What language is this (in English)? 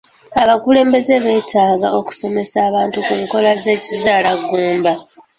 Ganda